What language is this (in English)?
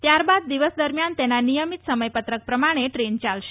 Gujarati